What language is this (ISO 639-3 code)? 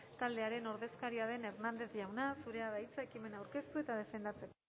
eus